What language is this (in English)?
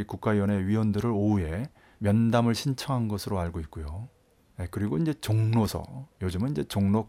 Korean